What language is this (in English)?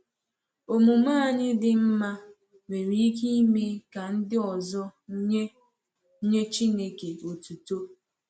Igbo